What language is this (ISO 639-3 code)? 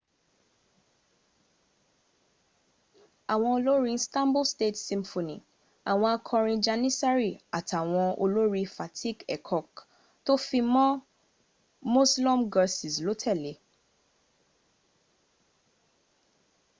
yor